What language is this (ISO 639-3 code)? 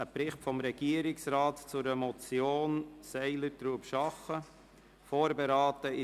gsw